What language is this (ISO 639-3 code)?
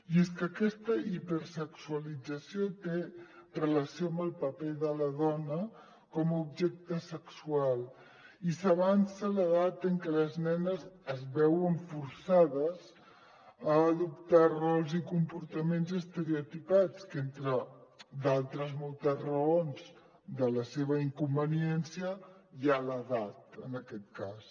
cat